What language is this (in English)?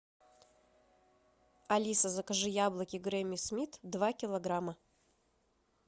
Russian